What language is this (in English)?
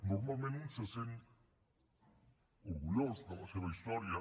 Catalan